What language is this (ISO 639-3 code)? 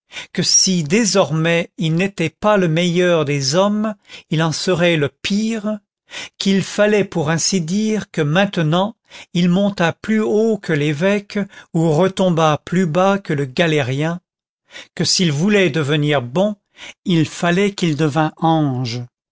fra